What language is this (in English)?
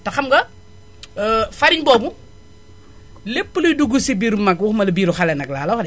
Wolof